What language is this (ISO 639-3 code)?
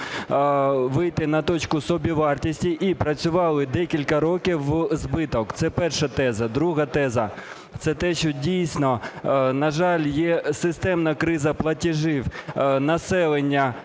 ukr